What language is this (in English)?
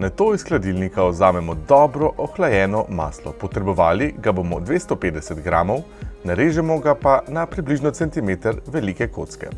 Slovenian